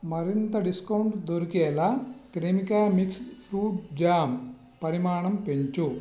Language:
Telugu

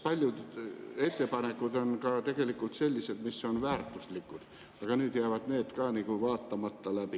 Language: Estonian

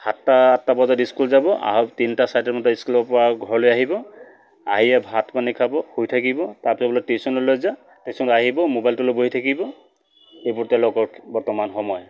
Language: Assamese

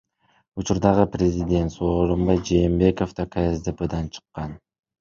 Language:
Kyrgyz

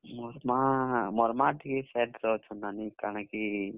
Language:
Odia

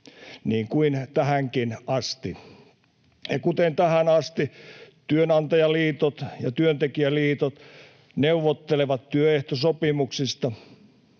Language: Finnish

